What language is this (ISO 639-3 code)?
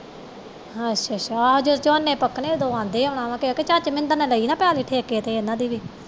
pan